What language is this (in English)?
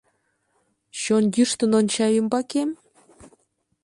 Mari